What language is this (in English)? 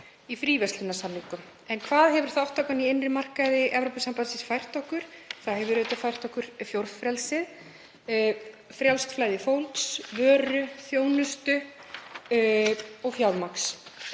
Icelandic